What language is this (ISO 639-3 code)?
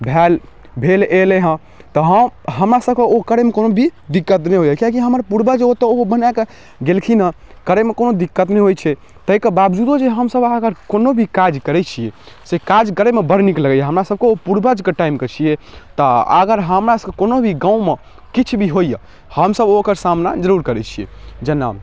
mai